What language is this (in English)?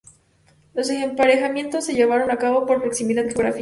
Spanish